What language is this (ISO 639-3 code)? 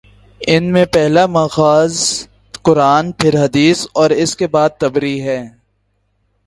urd